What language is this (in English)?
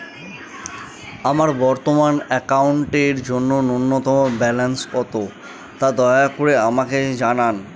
Bangla